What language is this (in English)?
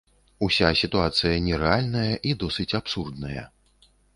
Belarusian